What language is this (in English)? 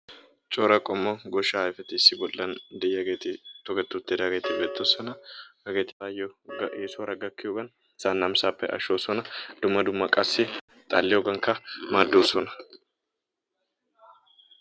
Wolaytta